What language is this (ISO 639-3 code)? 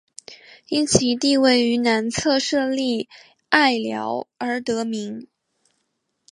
zho